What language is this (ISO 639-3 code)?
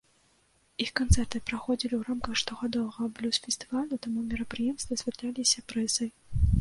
bel